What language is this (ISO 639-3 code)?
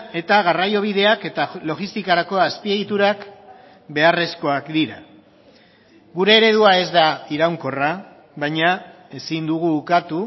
eus